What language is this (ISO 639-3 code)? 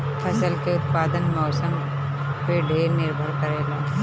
bho